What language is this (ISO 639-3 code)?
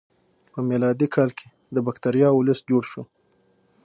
pus